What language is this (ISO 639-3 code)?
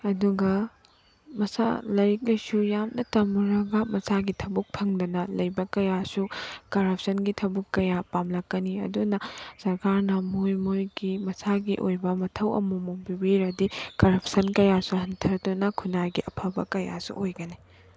mni